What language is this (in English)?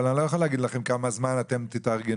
Hebrew